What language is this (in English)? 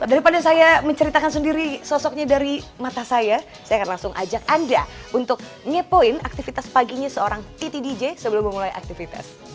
Indonesian